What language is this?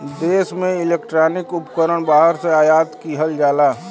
Bhojpuri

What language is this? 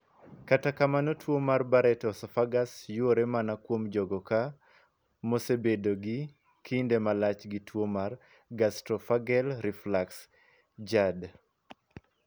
Luo (Kenya and Tanzania)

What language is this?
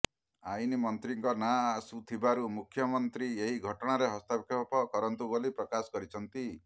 Odia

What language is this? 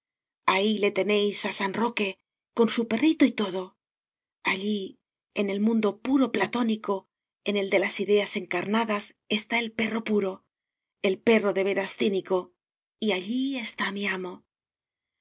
Spanish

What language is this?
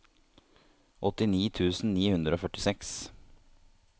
Norwegian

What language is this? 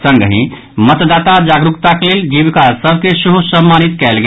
Maithili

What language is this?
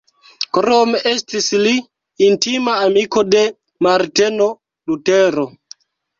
Esperanto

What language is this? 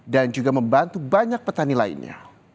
Indonesian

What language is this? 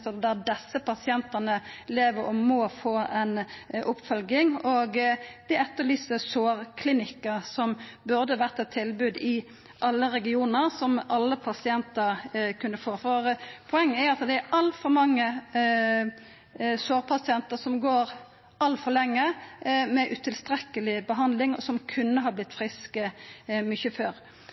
Norwegian Nynorsk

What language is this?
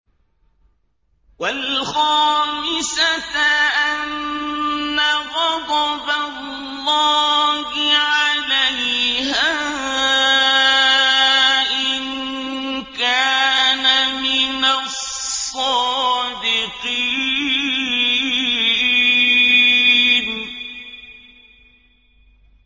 Arabic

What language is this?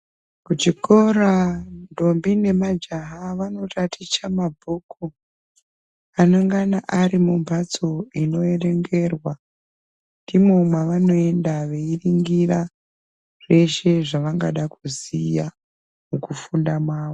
Ndau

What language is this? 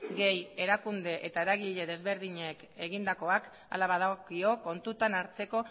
Basque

